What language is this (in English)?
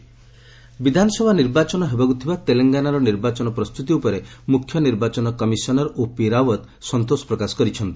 Odia